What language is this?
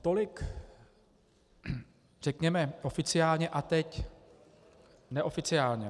Czech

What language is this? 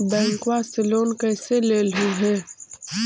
Magahi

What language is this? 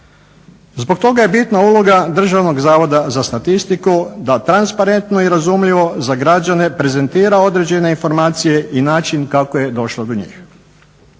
Croatian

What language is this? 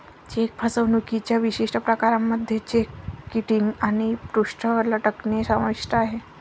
Marathi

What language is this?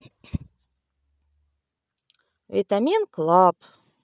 Russian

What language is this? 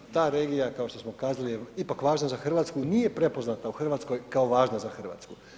Croatian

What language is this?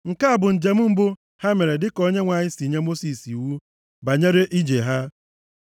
Igbo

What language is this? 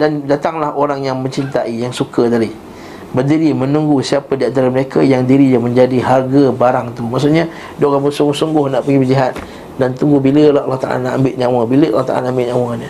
Malay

